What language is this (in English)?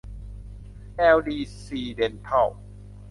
Thai